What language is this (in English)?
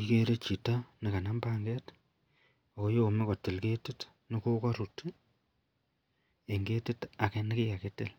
Kalenjin